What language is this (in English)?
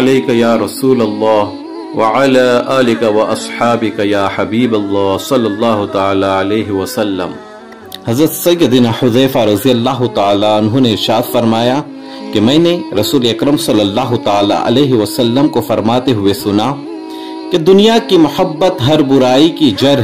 Arabic